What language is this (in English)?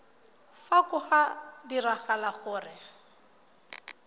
Tswana